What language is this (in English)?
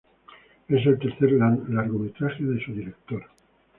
Spanish